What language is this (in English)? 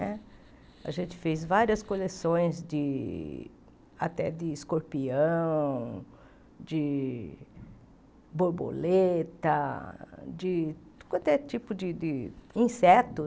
Portuguese